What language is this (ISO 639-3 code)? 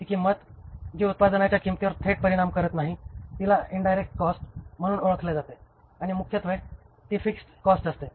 mar